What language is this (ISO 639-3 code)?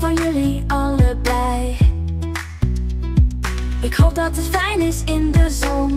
nld